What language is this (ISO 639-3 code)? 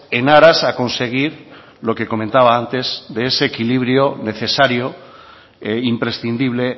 spa